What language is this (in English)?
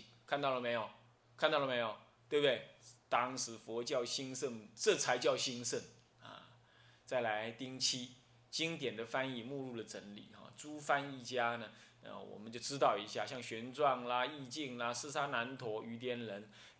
Chinese